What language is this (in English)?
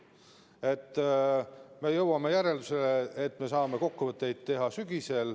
Estonian